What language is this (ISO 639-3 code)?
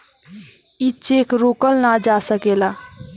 bho